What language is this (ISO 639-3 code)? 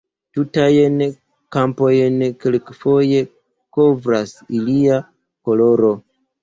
epo